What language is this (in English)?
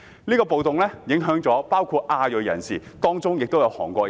Cantonese